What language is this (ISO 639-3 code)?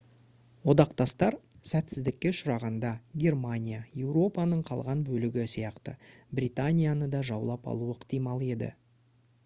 kaz